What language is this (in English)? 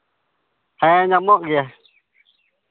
Santali